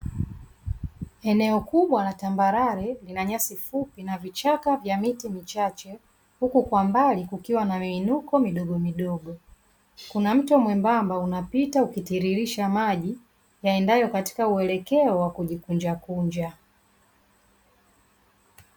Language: Swahili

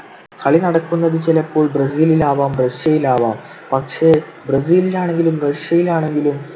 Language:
Malayalam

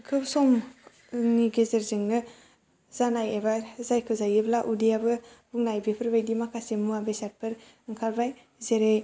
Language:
Bodo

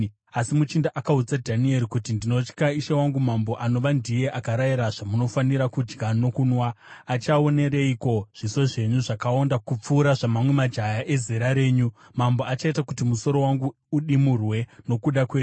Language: Shona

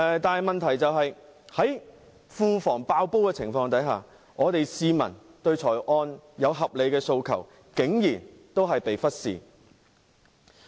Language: Cantonese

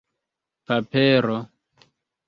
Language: Esperanto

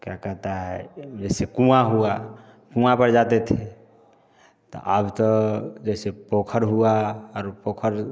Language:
Hindi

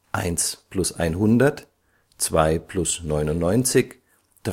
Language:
German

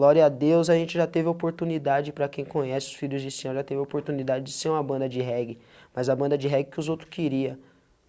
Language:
Portuguese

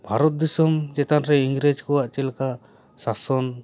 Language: Santali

